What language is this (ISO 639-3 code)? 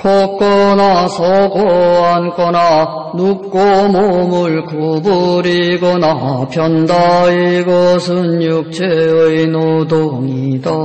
kor